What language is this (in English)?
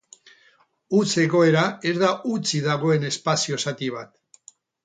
Basque